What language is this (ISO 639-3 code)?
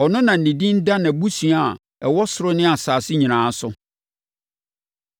aka